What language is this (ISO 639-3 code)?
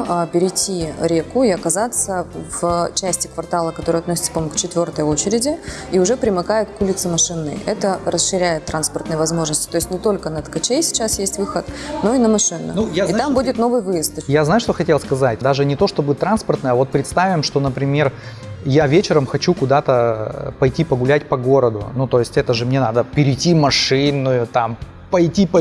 rus